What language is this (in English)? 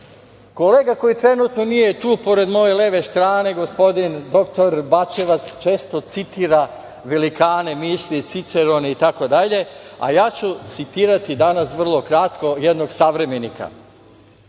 Serbian